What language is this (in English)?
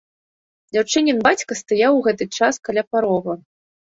Belarusian